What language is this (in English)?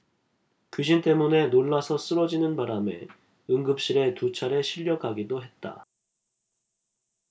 Korean